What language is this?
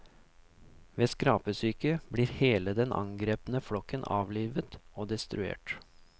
Norwegian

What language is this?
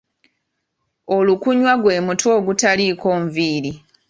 Ganda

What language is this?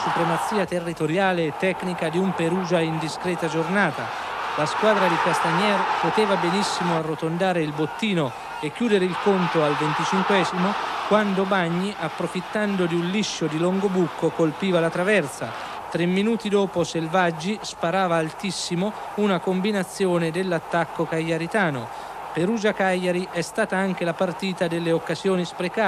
Italian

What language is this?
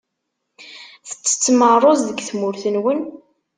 Kabyle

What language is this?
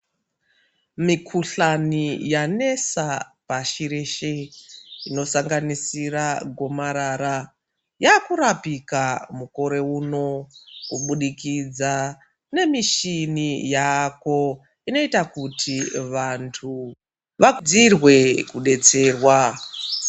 Ndau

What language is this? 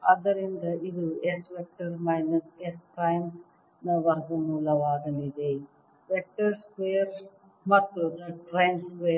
Kannada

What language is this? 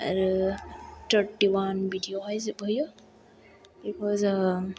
Bodo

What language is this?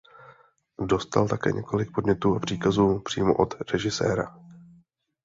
Czech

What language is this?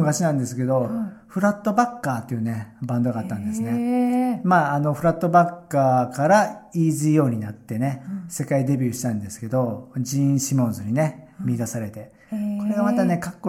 Japanese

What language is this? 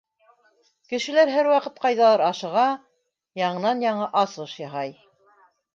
Bashkir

